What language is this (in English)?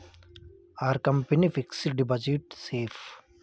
Telugu